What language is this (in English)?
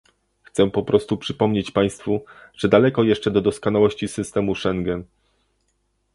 Polish